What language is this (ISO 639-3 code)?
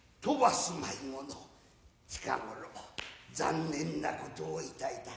jpn